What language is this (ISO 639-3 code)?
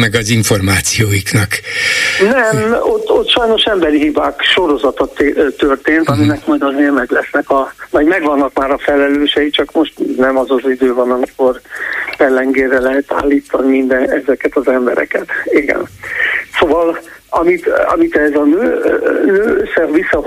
hun